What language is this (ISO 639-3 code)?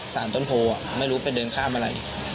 tha